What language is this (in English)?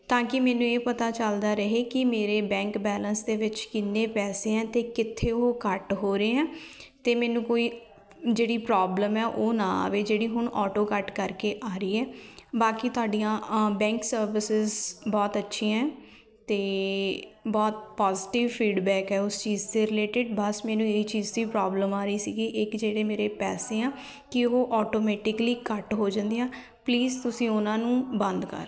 Punjabi